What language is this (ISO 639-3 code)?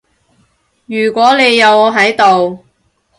yue